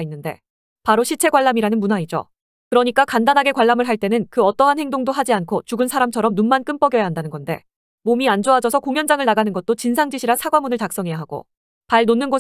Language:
Korean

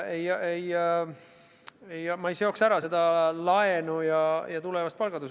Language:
Estonian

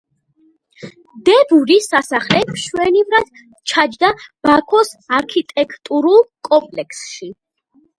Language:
Georgian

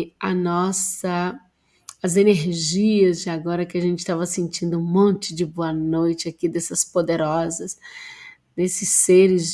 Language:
Portuguese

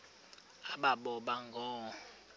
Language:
Xhosa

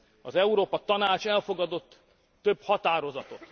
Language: Hungarian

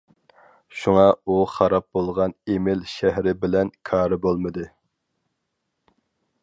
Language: Uyghur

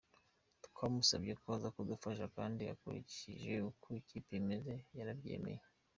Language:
Kinyarwanda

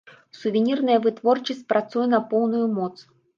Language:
Belarusian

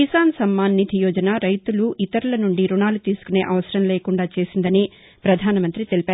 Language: Telugu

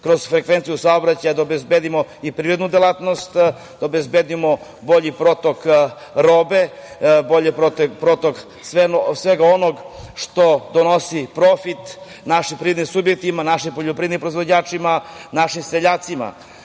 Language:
Serbian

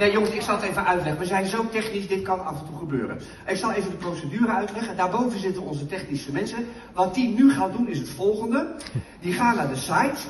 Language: Dutch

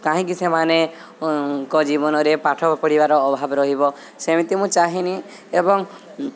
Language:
Odia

